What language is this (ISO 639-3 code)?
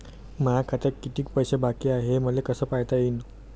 mar